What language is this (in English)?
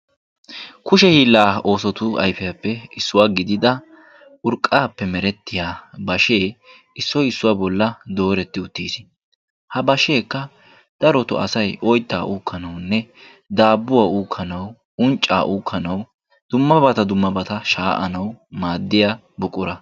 Wolaytta